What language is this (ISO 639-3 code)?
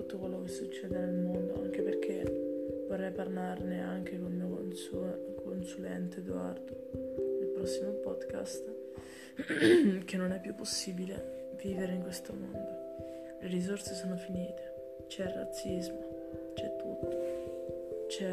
ita